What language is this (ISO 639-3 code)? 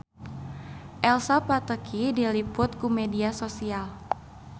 sun